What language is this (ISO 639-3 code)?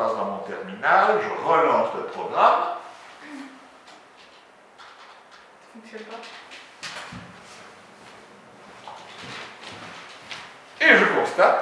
fra